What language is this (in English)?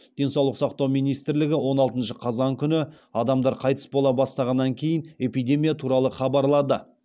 Kazakh